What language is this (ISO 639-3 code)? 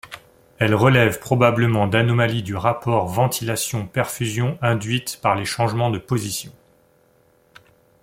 fra